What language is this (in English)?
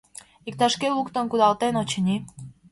Mari